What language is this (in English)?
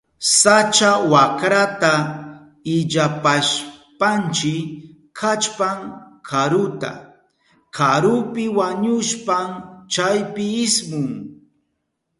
Southern Pastaza Quechua